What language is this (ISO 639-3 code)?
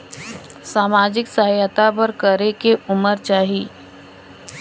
hne